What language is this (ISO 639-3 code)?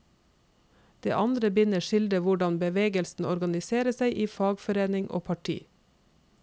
nor